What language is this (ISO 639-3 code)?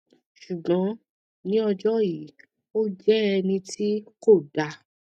yor